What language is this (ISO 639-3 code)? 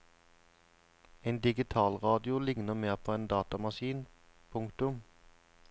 nor